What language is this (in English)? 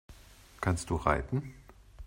German